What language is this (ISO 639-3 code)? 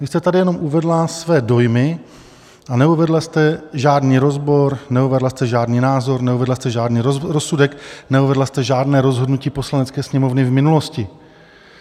ces